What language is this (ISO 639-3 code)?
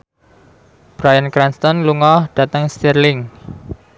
jav